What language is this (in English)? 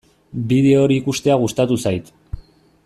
Basque